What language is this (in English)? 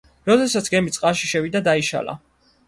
Georgian